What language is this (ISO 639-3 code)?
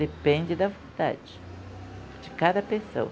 por